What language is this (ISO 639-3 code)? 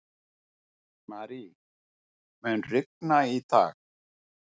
isl